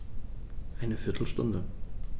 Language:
German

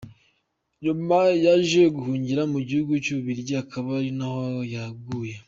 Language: Kinyarwanda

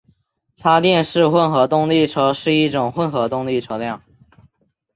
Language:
Chinese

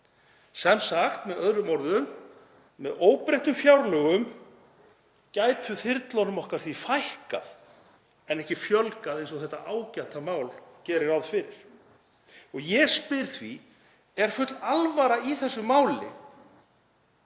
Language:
Icelandic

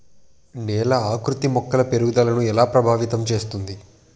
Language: Telugu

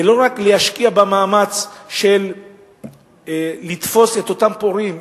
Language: Hebrew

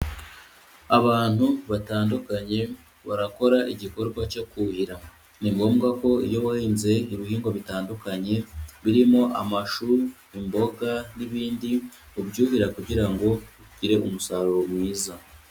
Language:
Kinyarwanda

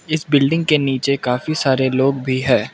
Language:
Hindi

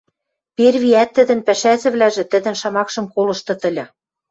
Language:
Western Mari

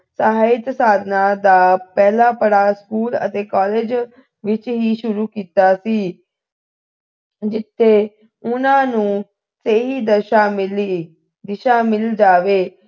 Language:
Punjabi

